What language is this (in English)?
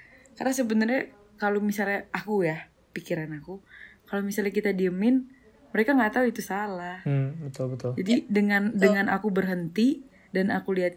Indonesian